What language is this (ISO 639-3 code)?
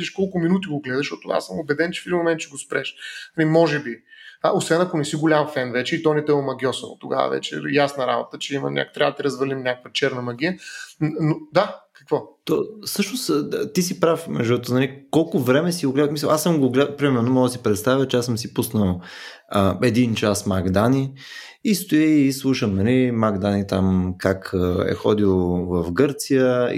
bul